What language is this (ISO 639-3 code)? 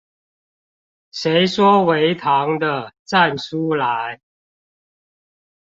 zho